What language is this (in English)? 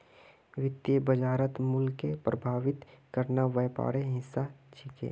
Magahi